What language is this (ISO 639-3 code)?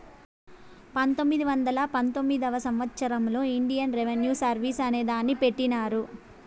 tel